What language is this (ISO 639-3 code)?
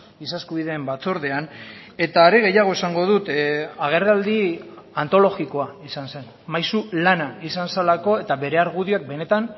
eus